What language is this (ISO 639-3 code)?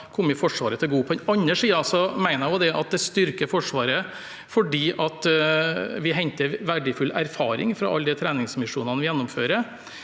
nor